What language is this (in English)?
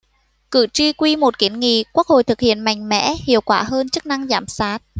Vietnamese